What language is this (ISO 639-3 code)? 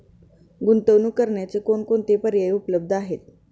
mar